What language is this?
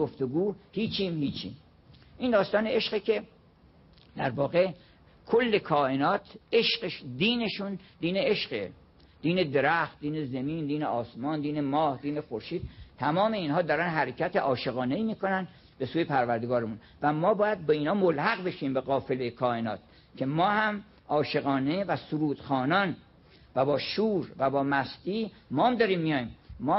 Persian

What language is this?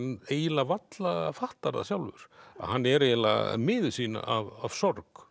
Icelandic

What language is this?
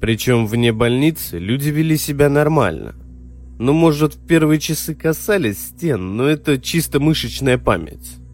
Russian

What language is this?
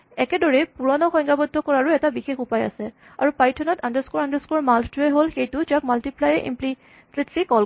Assamese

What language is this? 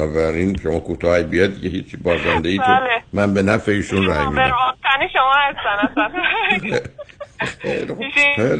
Persian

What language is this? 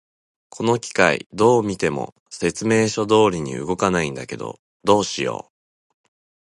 Japanese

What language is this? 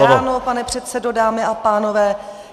Czech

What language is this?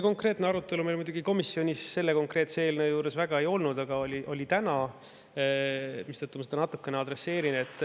Estonian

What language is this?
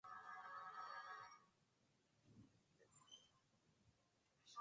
Swahili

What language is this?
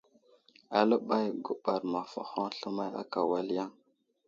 Wuzlam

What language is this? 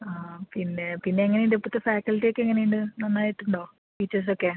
Malayalam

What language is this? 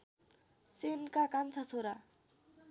Nepali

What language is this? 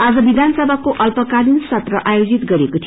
Nepali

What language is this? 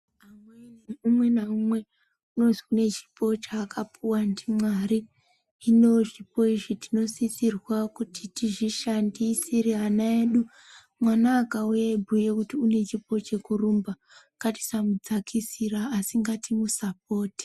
Ndau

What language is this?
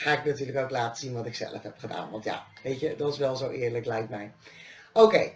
Dutch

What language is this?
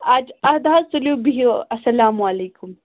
Kashmiri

